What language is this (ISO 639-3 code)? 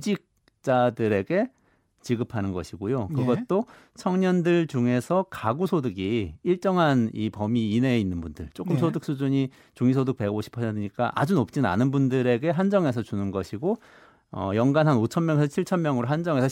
kor